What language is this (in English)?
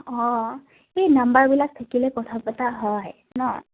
Assamese